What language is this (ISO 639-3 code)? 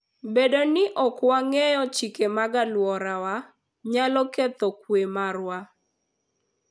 luo